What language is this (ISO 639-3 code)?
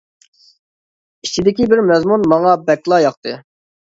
uig